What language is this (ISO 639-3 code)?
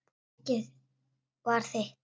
isl